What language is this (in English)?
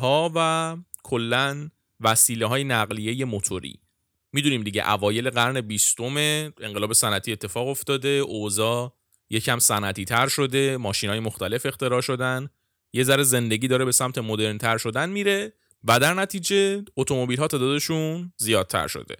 Persian